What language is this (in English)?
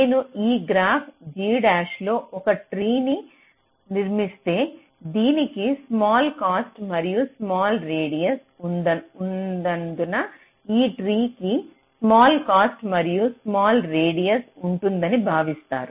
Telugu